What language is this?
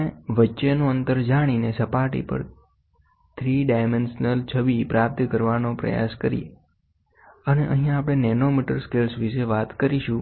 Gujarati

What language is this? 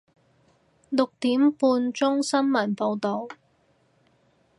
Cantonese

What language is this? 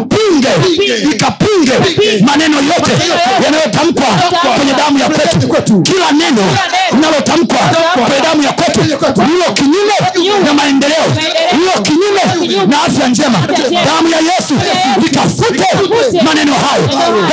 Swahili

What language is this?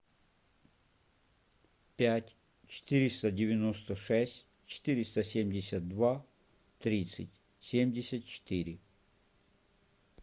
Russian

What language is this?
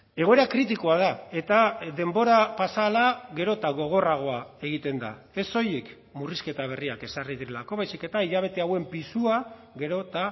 Basque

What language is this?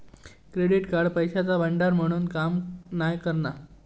Marathi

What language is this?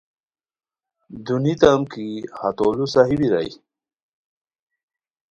Khowar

